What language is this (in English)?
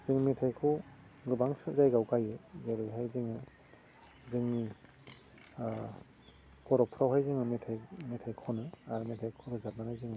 Bodo